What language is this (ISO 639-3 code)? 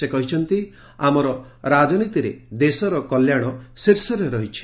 ori